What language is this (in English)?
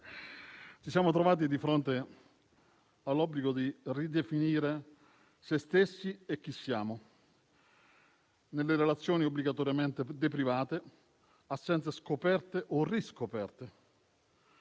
Italian